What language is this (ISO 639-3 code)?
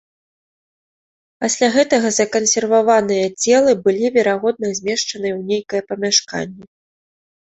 bel